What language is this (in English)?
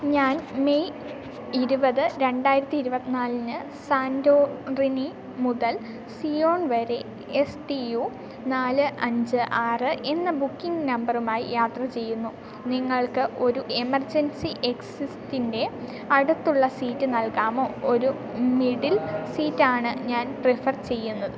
Malayalam